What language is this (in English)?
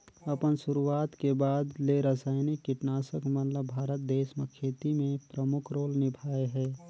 Chhattisgarhi